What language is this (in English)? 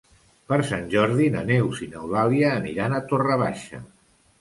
Catalan